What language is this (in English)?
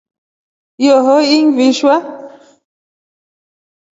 Rombo